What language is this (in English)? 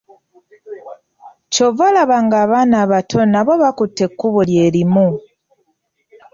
Ganda